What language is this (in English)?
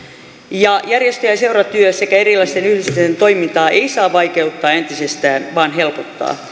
Finnish